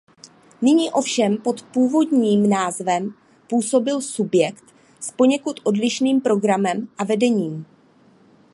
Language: Czech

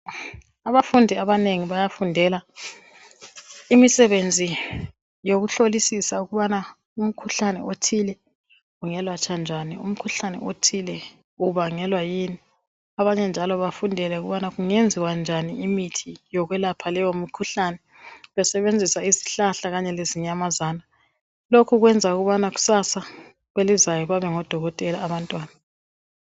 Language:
North Ndebele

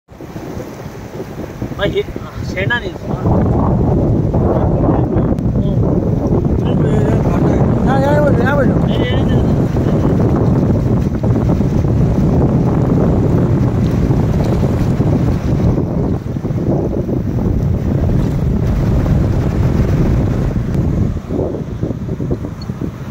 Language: Thai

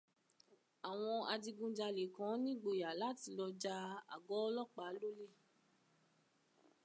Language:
Yoruba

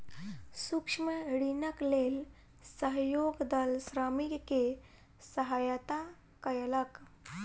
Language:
Maithili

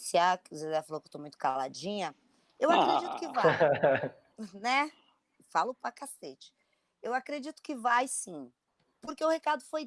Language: Portuguese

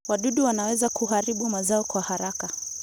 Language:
Kalenjin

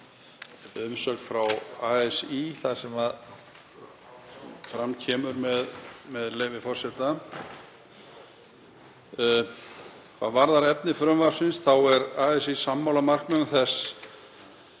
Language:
Icelandic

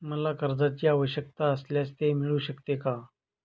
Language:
Marathi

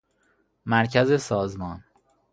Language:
Persian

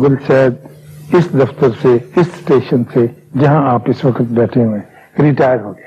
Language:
Urdu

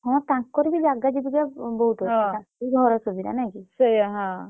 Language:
Odia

